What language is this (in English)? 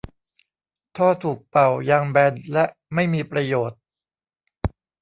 Thai